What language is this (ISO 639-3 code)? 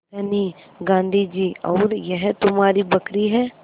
hin